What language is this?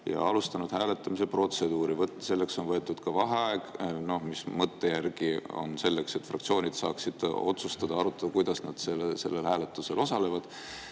Estonian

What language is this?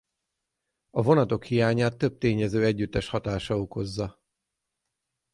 Hungarian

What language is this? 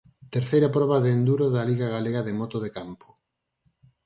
Galician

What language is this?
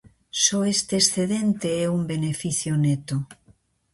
Galician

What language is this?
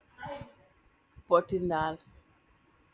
Wolof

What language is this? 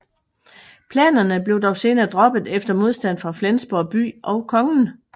Danish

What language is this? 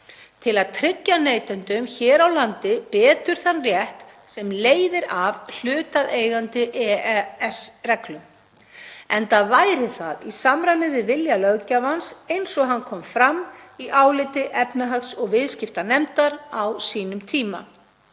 Icelandic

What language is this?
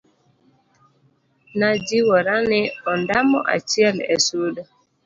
Luo (Kenya and Tanzania)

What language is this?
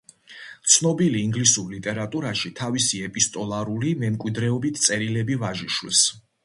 Georgian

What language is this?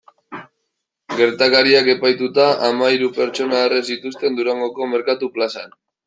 Basque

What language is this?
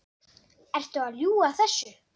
Icelandic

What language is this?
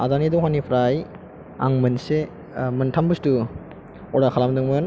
Bodo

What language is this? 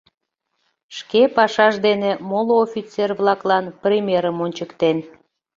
Mari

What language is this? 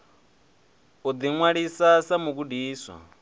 Venda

